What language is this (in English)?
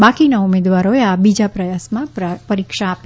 Gujarati